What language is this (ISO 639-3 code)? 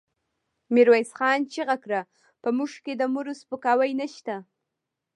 pus